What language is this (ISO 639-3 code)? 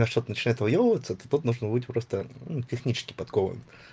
rus